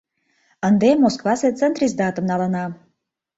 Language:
Mari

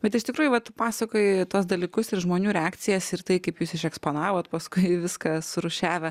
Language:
Lithuanian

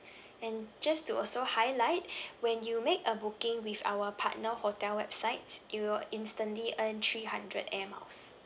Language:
English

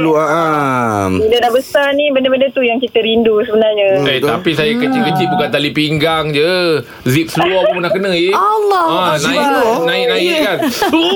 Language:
Malay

